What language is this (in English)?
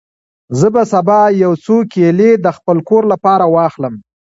Pashto